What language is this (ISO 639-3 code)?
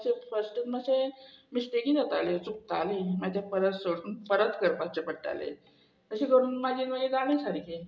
kok